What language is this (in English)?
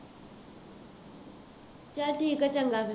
Punjabi